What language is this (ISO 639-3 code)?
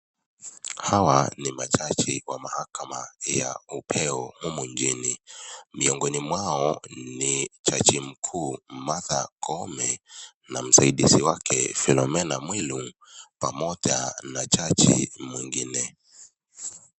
swa